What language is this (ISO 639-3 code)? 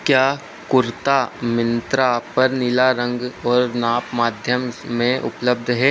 hin